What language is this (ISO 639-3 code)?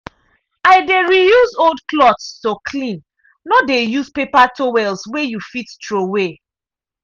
pcm